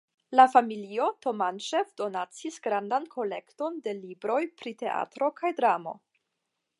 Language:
Esperanto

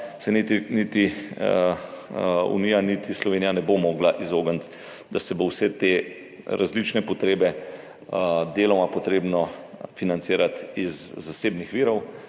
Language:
Slovenian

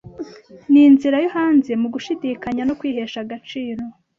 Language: Kinyarwanda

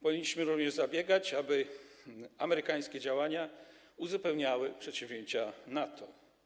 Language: Polish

